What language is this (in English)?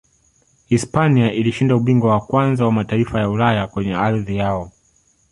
Swahili